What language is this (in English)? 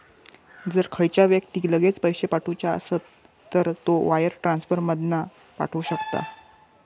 Marathi